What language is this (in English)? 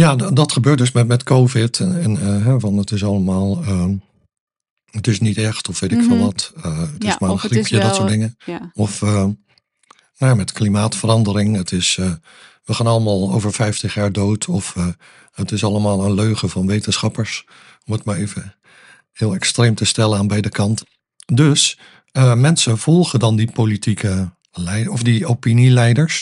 Dutch